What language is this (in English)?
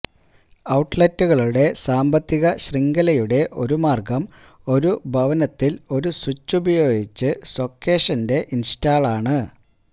Malayalam